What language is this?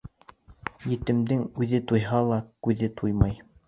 Bashkir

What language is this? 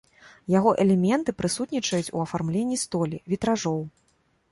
Belarusian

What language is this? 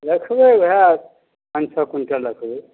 Maithili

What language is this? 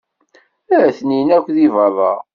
Kabyle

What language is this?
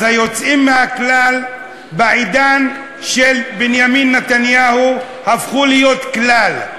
Hebrew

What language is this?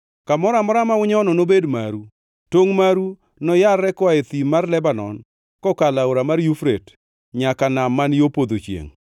Luo (Kenya and Tanzania)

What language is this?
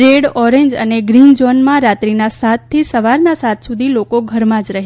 Gujarati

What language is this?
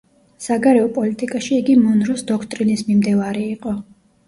Georgian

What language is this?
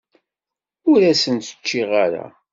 Kabyle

